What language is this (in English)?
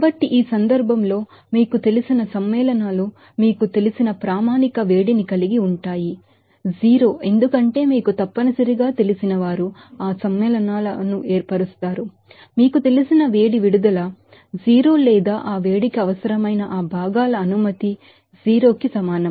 Telugu